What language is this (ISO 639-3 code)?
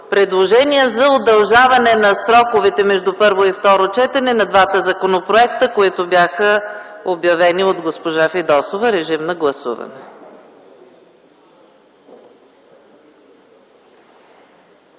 bul